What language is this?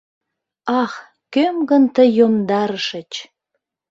Mari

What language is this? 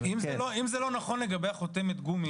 Hebrew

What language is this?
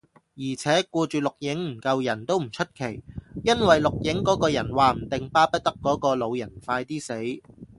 Cantonese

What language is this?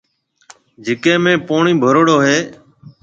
Marwari (Pakistan)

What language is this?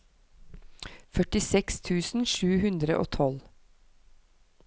Norwegian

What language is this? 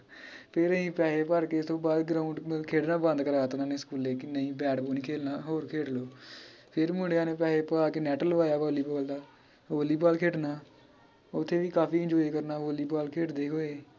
Punjabi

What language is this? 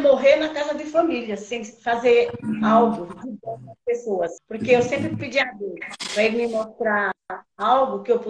Portuguese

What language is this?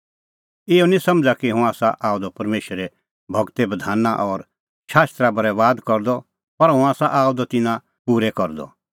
Kullu Pahari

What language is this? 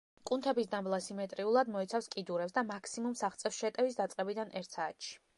Georgian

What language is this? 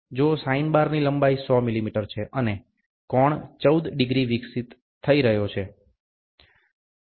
Gujarati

